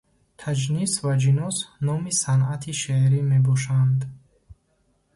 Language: Tajik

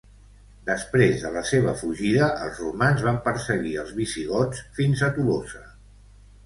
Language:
Catalan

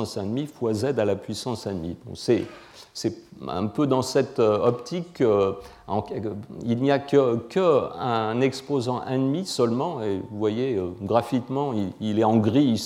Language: French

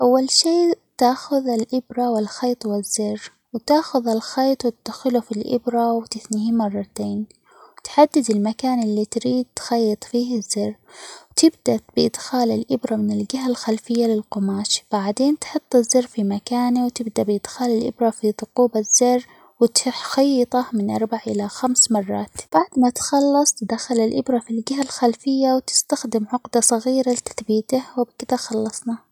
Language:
Omani Arabic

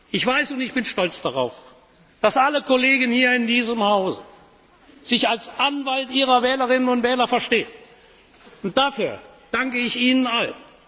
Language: German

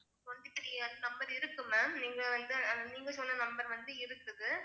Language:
Tamil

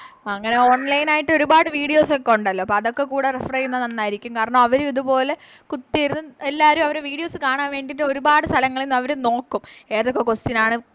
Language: Malayalam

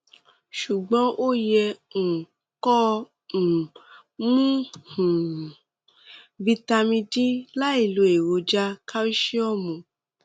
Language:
Yoruba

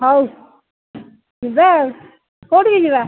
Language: Odia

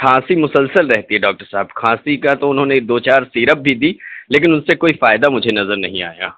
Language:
Urdu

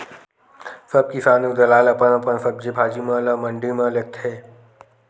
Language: Chhattisgarhi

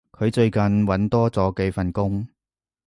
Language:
Cantonese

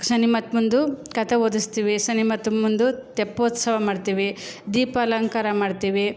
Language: Kannada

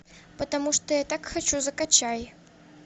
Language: Russian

